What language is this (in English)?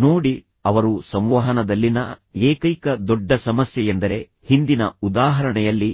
Kannada